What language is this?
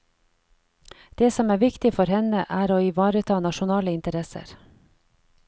Norwegian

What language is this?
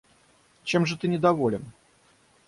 Russian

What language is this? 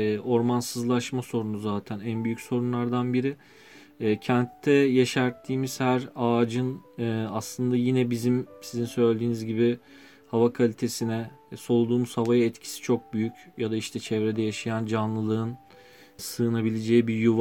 Turkish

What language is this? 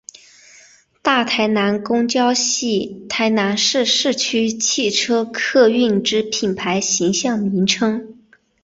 Chinese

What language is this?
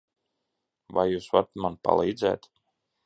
Latvian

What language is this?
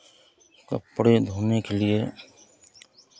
Hindi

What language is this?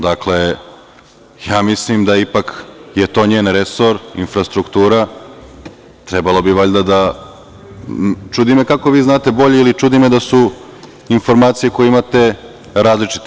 Serbian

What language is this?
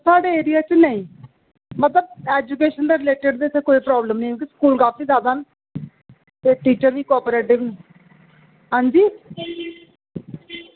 Dogri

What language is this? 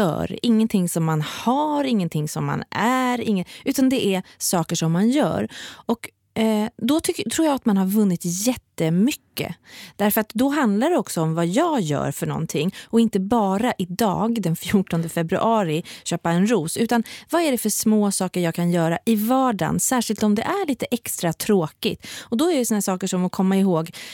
Swedish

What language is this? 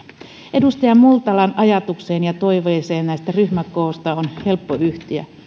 Finnish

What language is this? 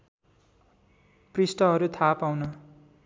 Nepali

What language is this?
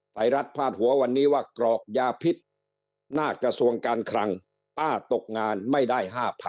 Thai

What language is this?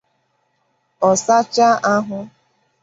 Igbo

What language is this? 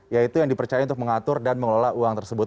Indonesian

